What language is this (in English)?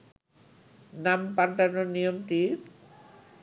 Bangla